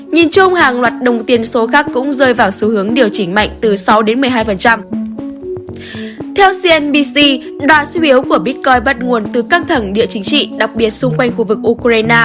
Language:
Vietnamese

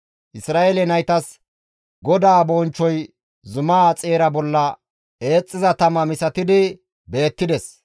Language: Gamo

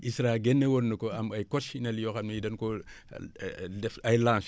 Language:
Wolof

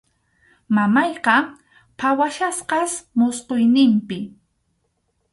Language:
Arequipa-La Unión Quechua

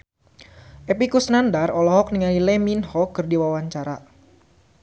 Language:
Sundanese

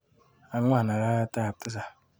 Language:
Kalenjin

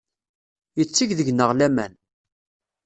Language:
Kabyle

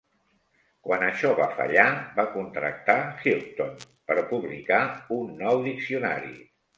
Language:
Catalan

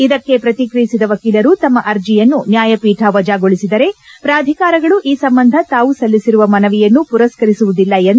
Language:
Kannada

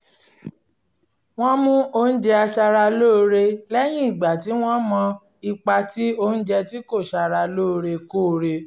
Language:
Yoruba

